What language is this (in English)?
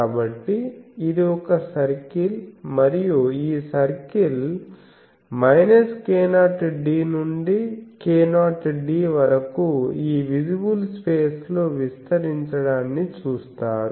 Telugu